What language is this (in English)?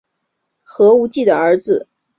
Chinese